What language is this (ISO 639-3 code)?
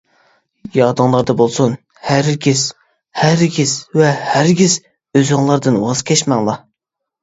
uig